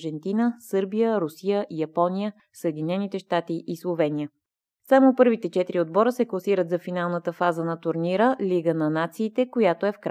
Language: Bulgarian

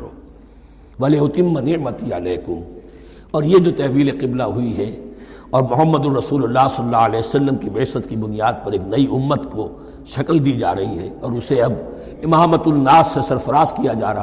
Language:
Urdu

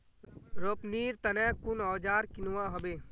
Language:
Magahi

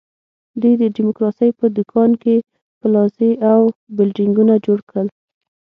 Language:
Pashto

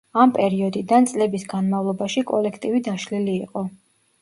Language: Georgian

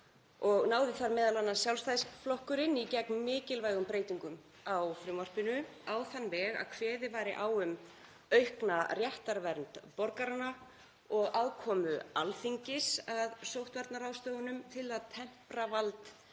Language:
Icelandic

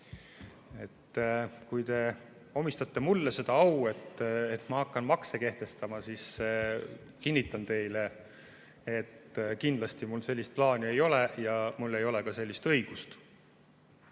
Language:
Estonian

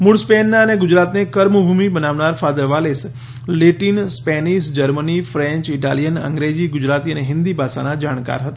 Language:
Gujarati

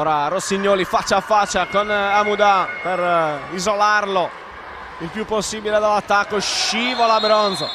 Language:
Italian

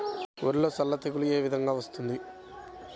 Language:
Telugu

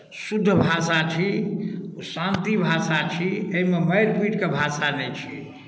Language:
Maithili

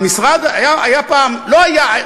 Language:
Hebrew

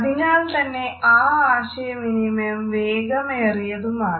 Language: Malayalam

